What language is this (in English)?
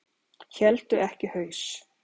Icelandic